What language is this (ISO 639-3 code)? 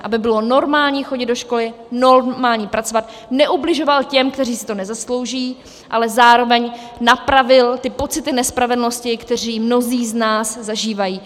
ces